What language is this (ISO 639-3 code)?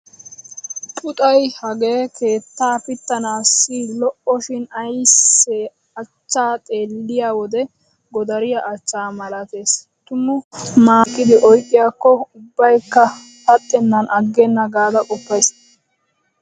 wal